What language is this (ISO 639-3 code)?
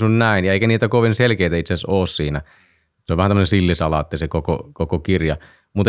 fin